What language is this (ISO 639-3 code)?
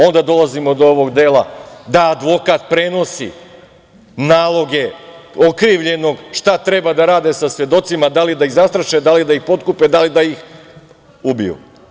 srp